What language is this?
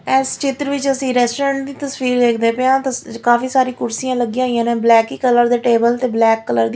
Punjabi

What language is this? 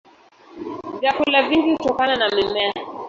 Swahili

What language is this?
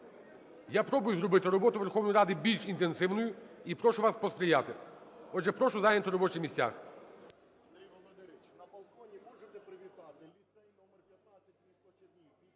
Ukrainian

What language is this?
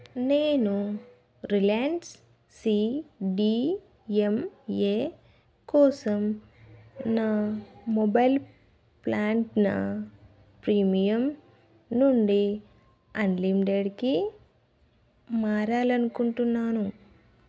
Telugu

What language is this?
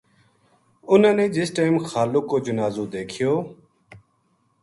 Gujari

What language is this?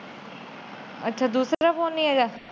Punjabi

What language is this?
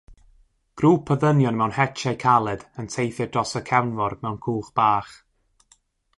Welsh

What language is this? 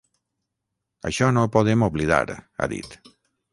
Catalan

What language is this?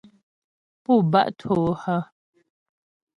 Ghomala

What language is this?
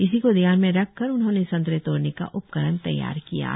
Hindi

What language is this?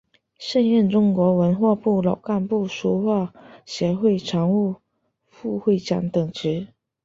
Chinese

